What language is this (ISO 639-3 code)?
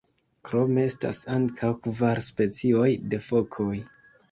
epo